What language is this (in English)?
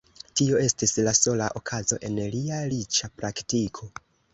Esperanto